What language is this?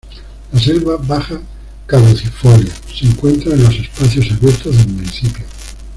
Spanish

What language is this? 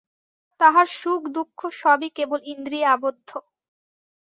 Bangla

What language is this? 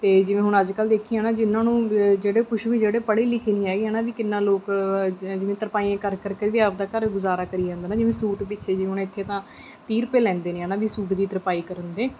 Punjabi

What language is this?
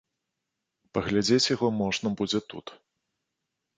Belarusian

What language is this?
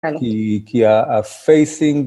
Hebrew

